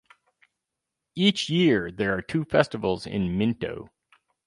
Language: English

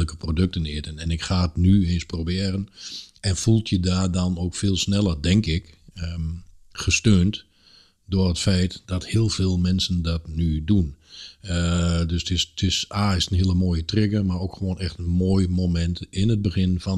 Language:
Dutch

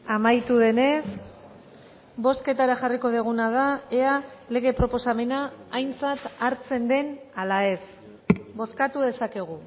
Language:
Basque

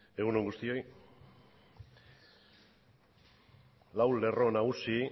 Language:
Basque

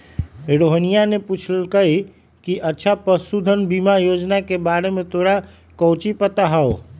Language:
Magahi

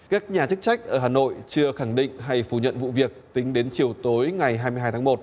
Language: Vietnamese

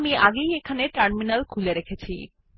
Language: Bangla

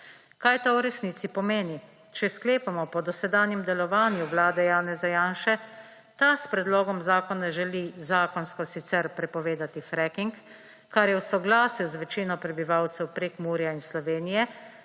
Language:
Slovenian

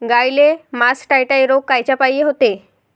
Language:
Marathi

